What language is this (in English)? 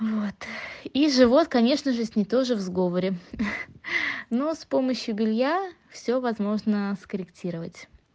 Russian